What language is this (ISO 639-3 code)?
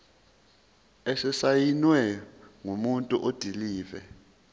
zul